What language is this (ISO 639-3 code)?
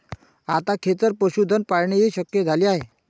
mar